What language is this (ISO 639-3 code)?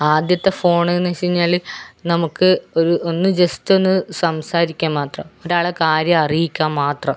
mal